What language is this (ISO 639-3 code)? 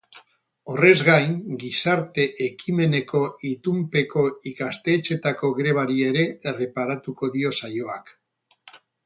eus